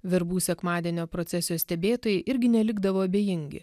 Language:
Lithuanian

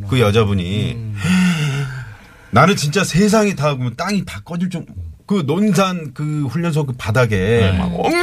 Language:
Korean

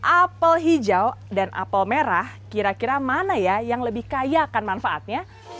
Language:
Indonesian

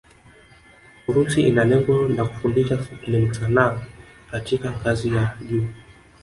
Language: Swahili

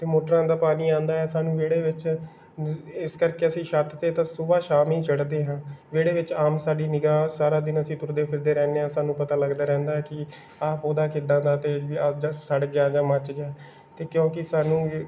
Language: Punjabi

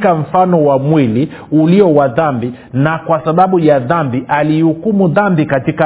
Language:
Swahili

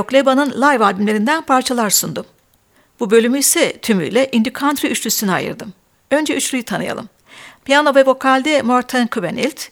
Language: Turkish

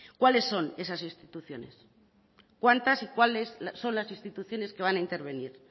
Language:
Spanish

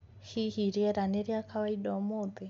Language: Kikuyu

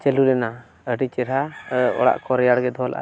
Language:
Santali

